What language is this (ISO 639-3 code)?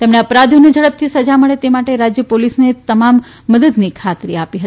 guj